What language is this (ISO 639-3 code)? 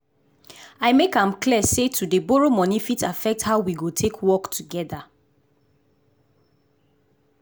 pcm